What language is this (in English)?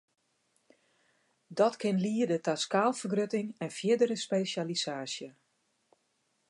Western Frisian